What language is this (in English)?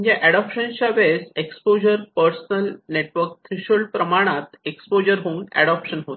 Marathi